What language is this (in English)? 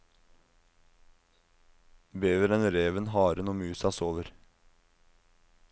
Norwegian